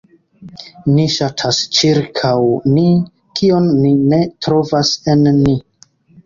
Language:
Esperanto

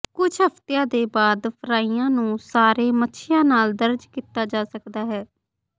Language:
Punjabi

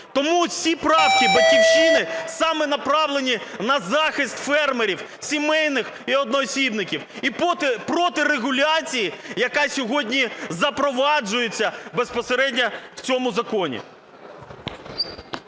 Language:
Ukrainian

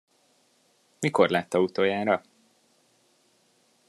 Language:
Hungarian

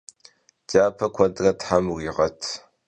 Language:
Kabardian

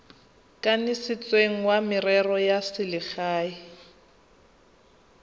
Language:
Tswana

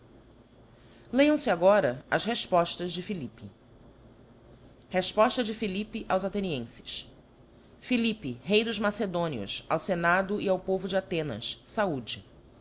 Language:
Portuguese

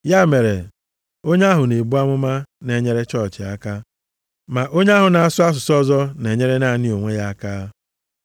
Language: Igbo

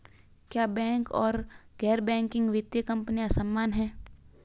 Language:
Hindi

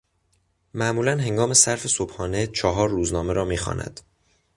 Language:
Persian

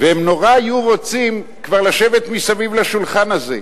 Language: Hebrew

